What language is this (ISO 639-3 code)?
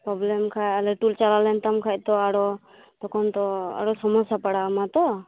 sat